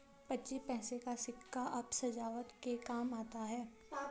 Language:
Hindi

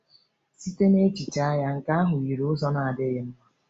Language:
Igbo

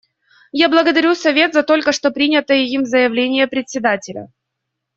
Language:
Russian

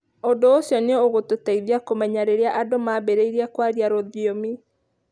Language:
Kikuyu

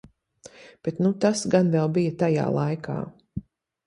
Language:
Latvian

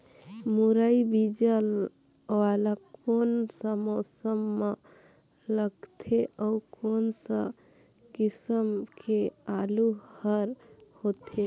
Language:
Chhattisgarhi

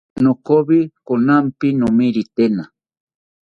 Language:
South Ucayali Ashéninka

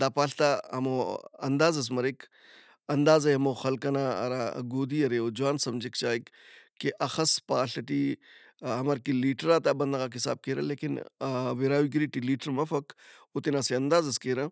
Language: Brahui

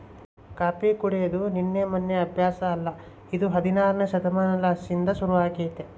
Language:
Kannada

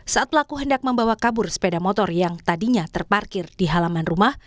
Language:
Indonesian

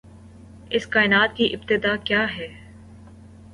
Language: Urdu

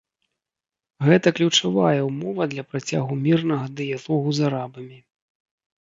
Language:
Belarusian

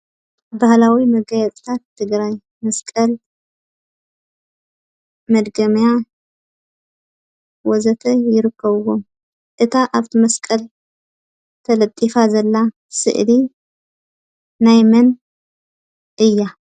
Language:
Tigrinya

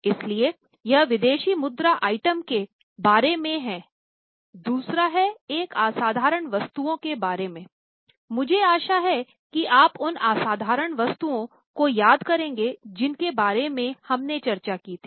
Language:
Hindi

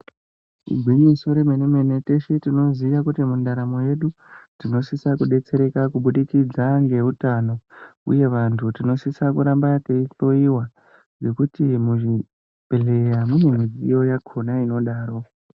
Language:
Ndau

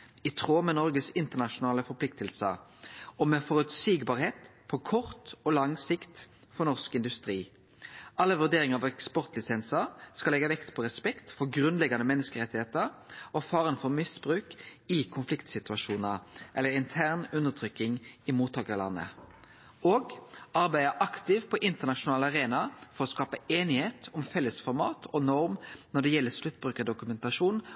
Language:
Norwegian Nynorsk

